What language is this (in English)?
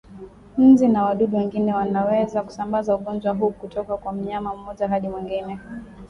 Swahili